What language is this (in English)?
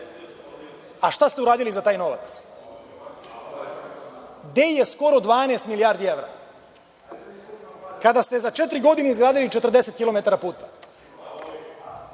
Serbian